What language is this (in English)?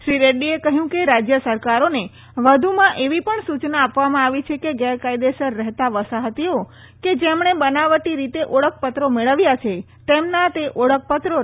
Gujarati